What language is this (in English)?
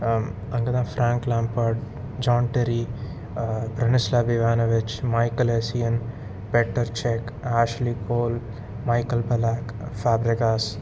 Tamil